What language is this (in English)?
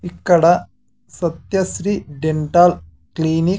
Telugu